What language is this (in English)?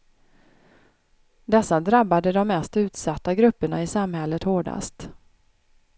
Swedish